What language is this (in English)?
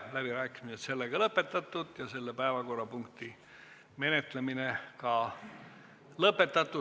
Estonian